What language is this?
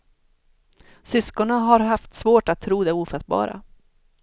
Swedish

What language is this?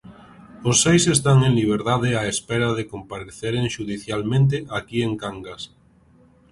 Galician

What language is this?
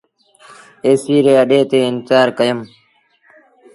Sindhi Bhil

